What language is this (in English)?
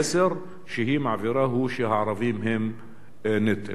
Hebrew